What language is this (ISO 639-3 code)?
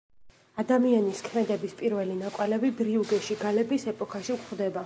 kat